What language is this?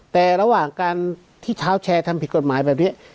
Thai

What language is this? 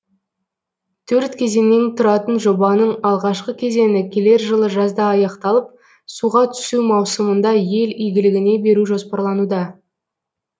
Kazakh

